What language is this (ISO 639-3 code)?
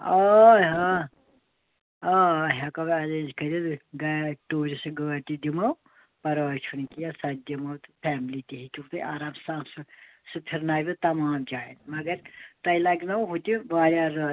kas